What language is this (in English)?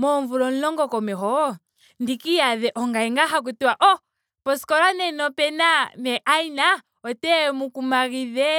Ndonga